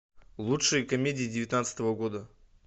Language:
Russian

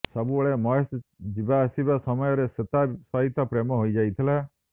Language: Odia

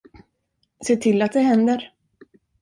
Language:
Swedish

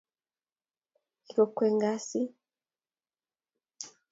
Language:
Kalenjin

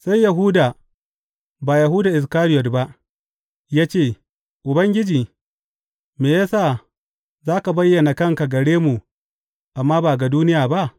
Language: Hausa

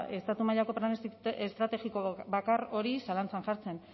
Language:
Basque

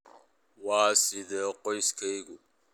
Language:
Somali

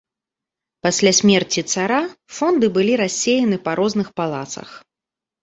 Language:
Belarusian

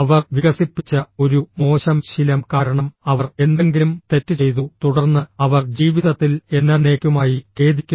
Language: Malayalam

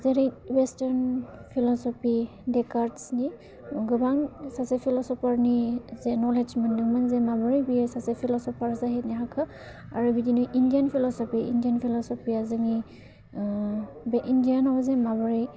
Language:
Bodo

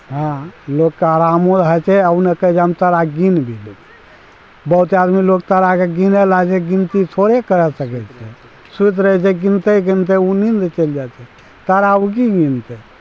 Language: Maithili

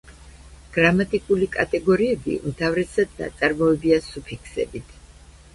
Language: Georgian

